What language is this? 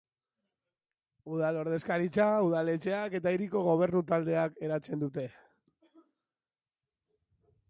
Basque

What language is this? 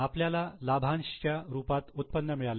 Marathi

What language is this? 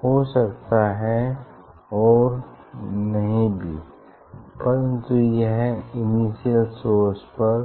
Hindi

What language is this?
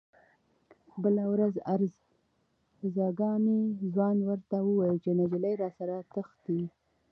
Pashto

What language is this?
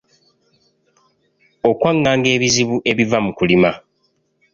Ganda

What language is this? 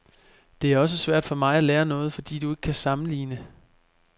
Danish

